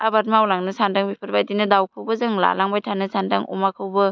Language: Bodo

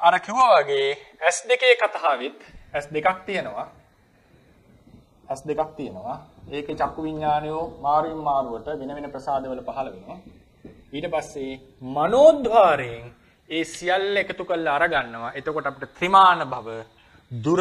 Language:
Indonesian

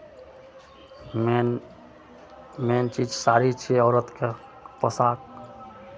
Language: Maithili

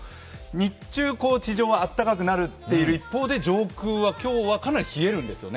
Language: Japanese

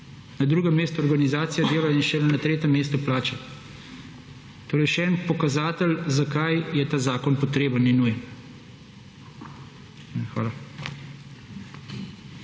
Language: Slovenian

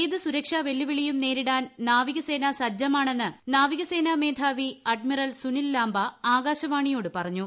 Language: Malayalam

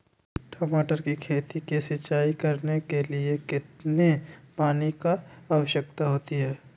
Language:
Magahi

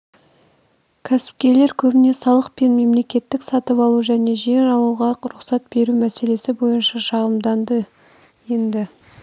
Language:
Kazakh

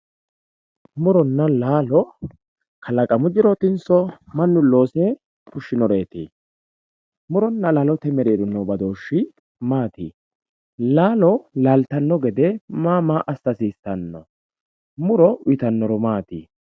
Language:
Sidamo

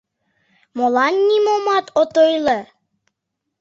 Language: Mari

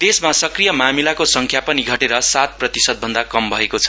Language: Nepali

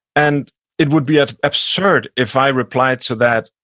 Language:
English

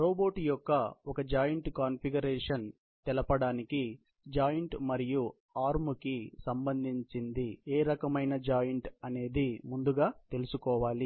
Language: Telugu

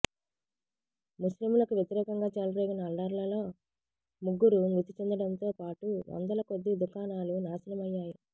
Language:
Telugu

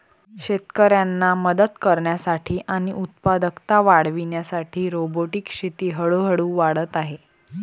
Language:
Marathi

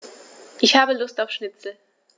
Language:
German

